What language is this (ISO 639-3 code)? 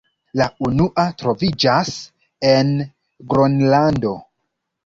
epo